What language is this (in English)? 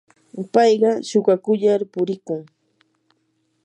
Yanahuanca Pasco Quechua